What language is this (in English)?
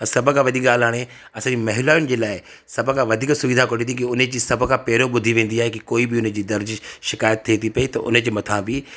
Sindhi